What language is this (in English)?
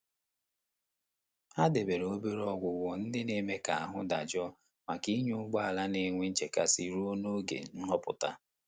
Igbo